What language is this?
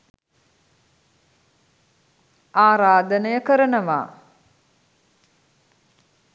Sinhala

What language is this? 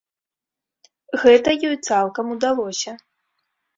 Belarusian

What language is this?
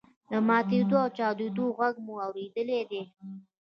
Pashto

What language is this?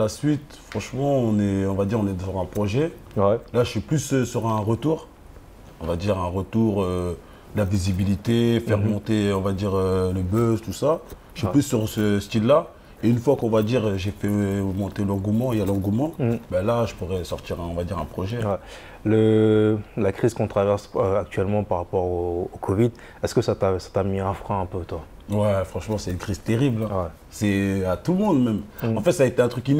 French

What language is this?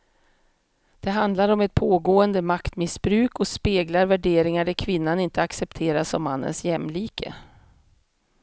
Swedish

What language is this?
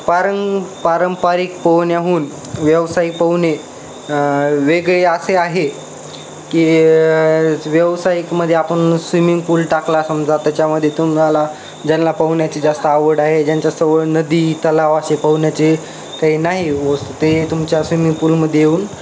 Marathi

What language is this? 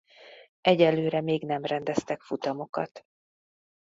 Hungarian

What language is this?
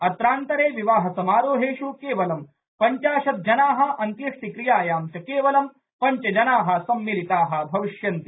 Sanskrit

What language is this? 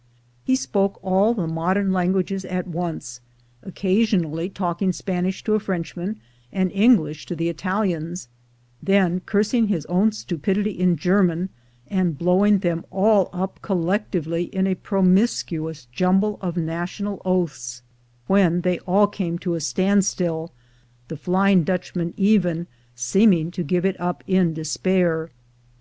English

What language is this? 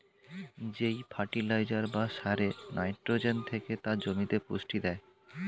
Bangla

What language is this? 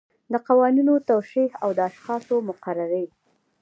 Pashto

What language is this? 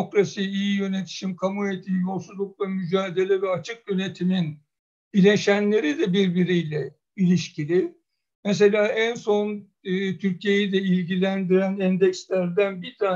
Turkish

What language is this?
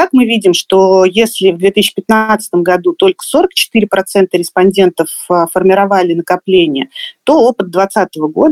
Russian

